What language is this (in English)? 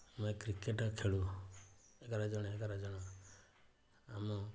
Odia